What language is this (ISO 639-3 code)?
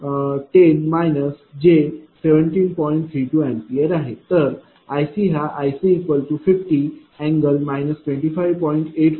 mar